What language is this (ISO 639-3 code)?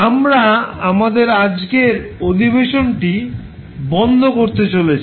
ben